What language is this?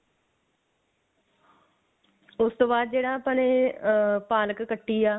Punjabi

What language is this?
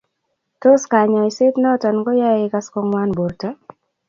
Kalenjin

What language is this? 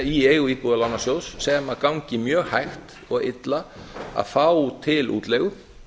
Icelandic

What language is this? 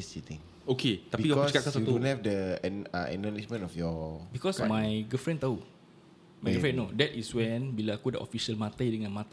Malay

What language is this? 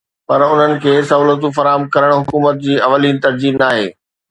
Sindhi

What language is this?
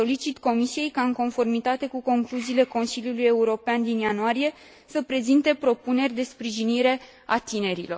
Romanian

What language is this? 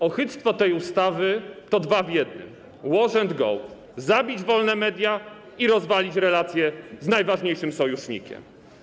Polish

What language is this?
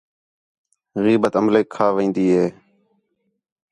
Khetrani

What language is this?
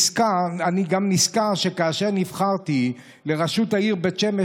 Hebrew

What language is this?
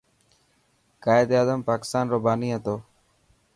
Dhatki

